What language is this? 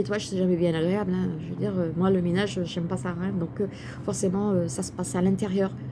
French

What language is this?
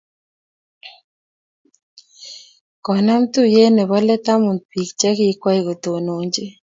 Kalenjin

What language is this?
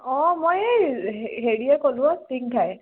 Assamese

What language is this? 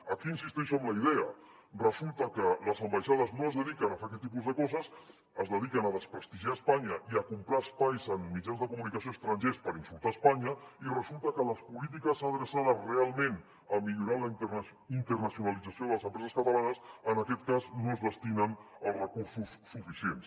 Catalan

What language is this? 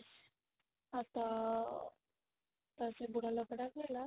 Odia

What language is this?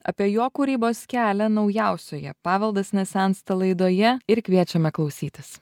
Lithuanian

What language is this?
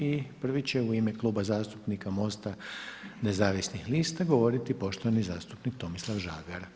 Croatian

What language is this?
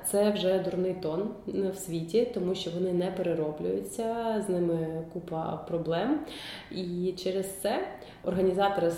Ukrainian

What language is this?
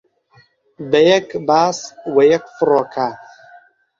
Central Kurdish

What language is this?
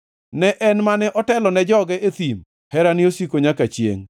Luo (Kenya and Tanzania)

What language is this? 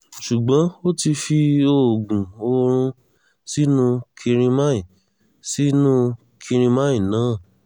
Yoruba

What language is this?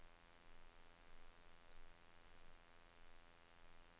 Norwegian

